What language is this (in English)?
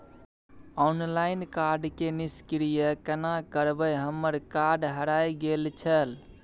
Maithili